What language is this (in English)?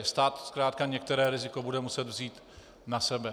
Czech